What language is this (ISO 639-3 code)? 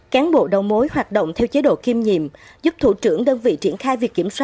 vie